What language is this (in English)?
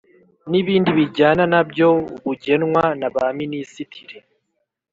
Kinyarwanda